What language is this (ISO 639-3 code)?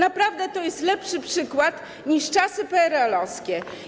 pol